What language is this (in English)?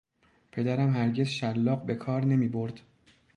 Persian